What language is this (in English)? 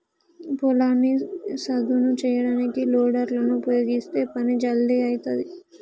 Telugu